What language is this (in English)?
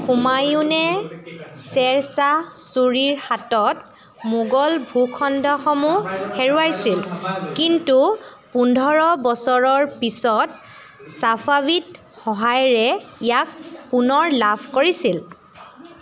Assamese